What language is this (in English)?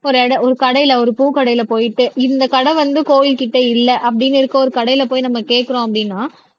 Tamil